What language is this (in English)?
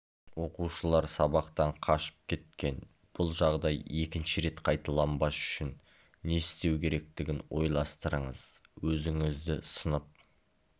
Kazakh